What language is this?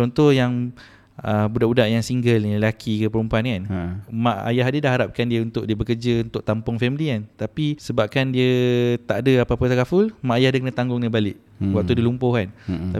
Malay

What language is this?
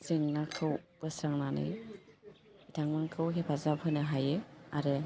Bodo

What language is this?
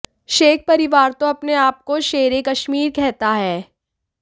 Hindi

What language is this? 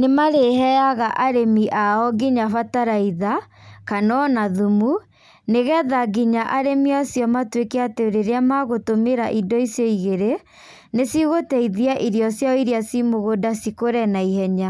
Kikuyu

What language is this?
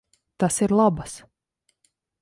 Latvian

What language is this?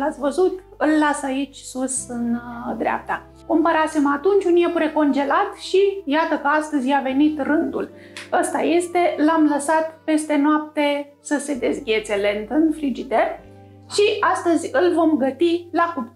Romanian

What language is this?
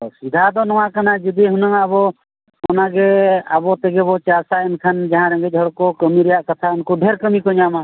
Santali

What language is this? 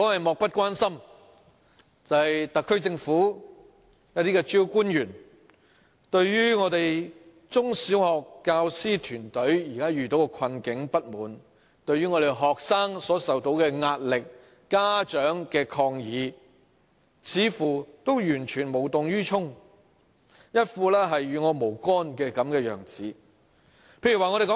Cantonese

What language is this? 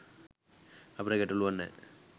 Sinhala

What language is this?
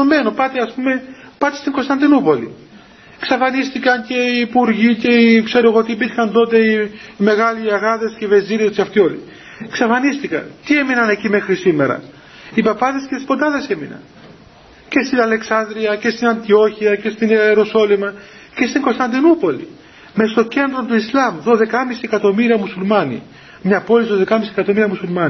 Greek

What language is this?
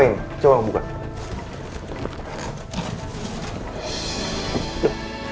Indonesian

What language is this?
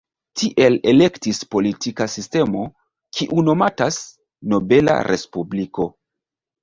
Esperanto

